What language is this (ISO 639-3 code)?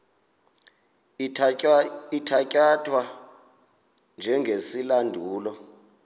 xho